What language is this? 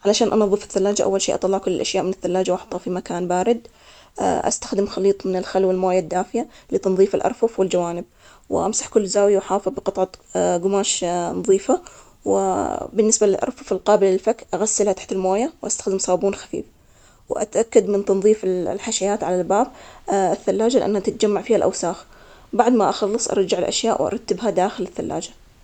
Omani Arabic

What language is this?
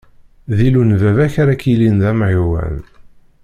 Kabyle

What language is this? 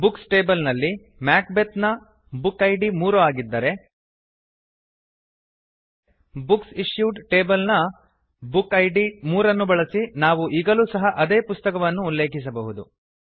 Kannada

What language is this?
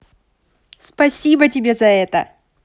Russian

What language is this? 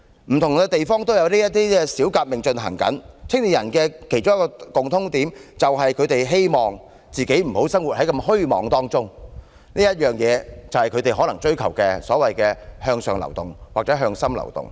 Cantonese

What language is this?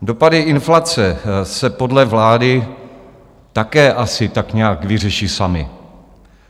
Czech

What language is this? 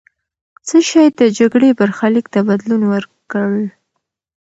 Pashto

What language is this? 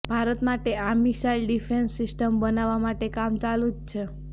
Gujarati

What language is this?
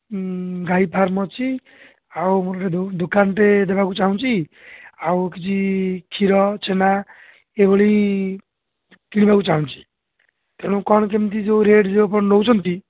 Odia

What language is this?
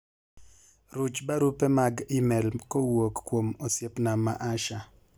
Luo (Kenya and Tanzania)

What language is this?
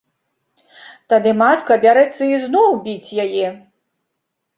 Belarusian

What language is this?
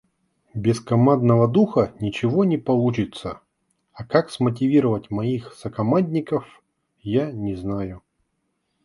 Russian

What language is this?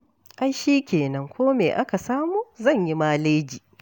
Hausa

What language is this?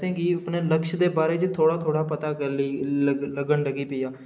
Dogri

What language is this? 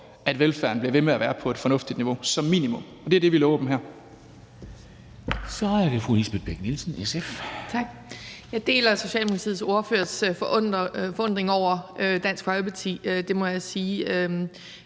Danish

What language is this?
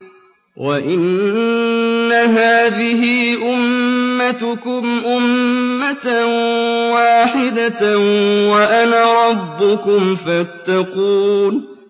Arabic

